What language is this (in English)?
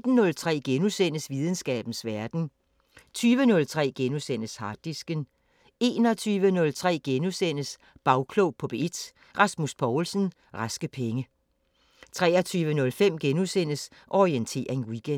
Danish